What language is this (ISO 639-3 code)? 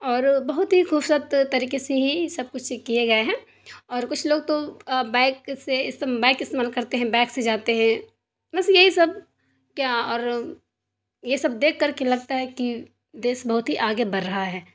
urd